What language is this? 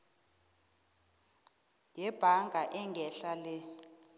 South Ndebele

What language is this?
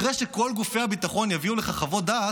Hebrew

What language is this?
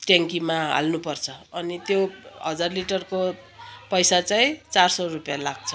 Nepali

